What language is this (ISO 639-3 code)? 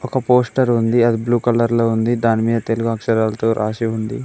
tel